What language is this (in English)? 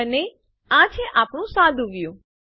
Gujarati